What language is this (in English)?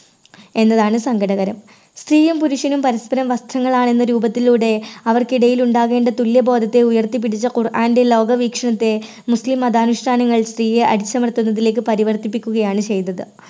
Malayalam